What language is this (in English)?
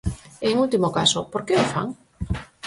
Galician